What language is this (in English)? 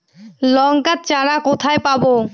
Bangla